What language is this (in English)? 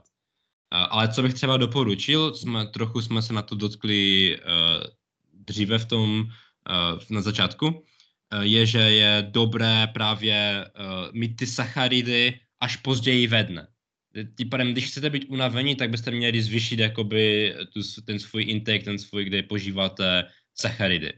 Czech